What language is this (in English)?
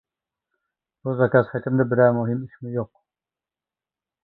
Uyghur